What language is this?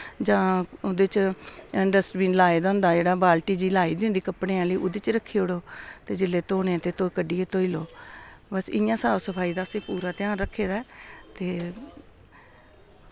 Dogri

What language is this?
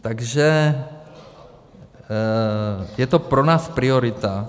Czech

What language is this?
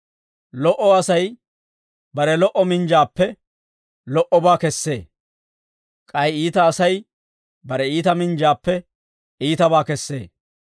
Dawro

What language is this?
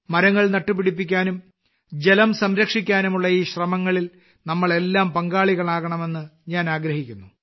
Malayalam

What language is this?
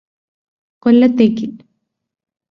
Malayalam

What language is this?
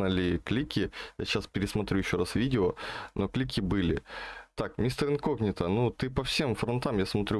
Russian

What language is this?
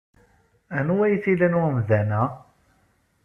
Kabyle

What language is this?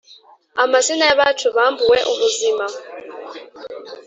Kinyarwanda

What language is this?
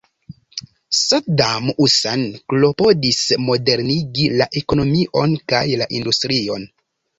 Esperanto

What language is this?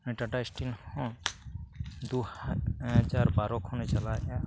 Santali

